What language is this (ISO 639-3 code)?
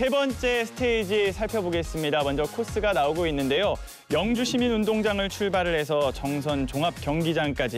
kor